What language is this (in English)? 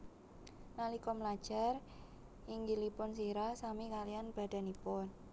Javanese